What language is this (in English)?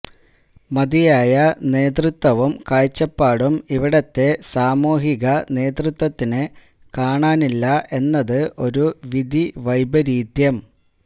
Malayalam